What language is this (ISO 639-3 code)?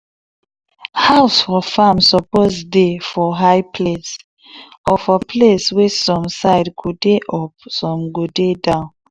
pcm